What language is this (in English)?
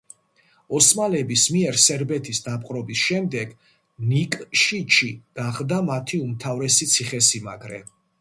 Georgian